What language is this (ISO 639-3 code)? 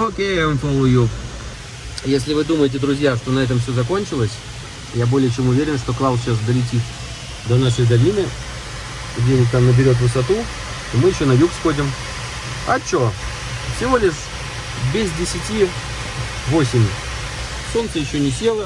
rus